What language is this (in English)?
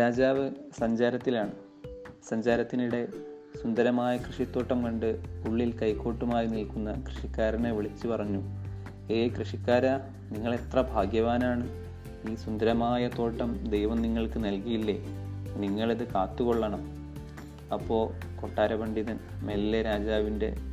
Malayalam